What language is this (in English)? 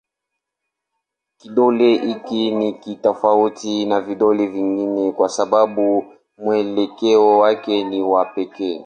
Swahili